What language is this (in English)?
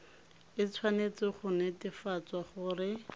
Tswana